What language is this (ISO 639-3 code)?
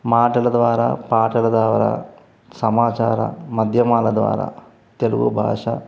tel